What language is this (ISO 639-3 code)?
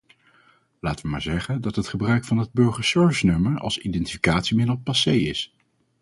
nld